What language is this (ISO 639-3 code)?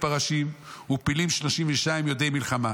heb